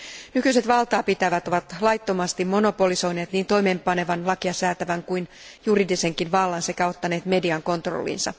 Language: Finnish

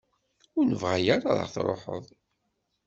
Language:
Kabyle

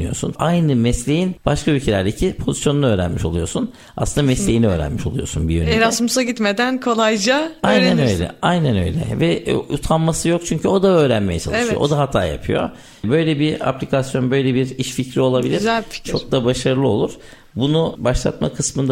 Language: Turkish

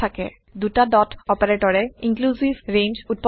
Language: Assamese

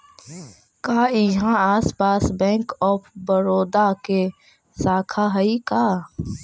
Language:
Magahi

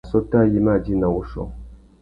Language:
Tuki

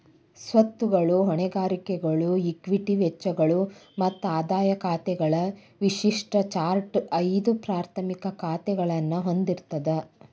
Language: Kannada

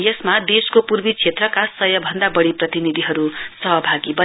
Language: Nepali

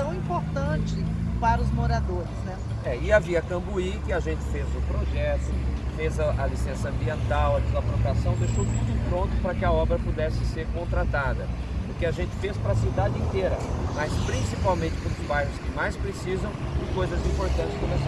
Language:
Portuguese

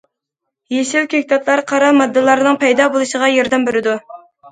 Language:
Uyghur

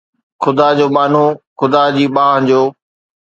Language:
Sindhi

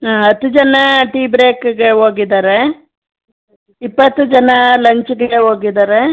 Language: Kannada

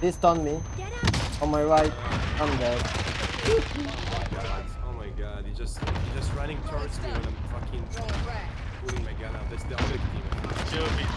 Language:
English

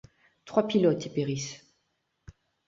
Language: French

